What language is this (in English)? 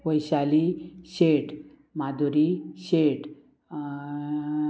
Konkani